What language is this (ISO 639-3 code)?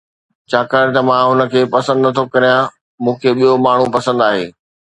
snd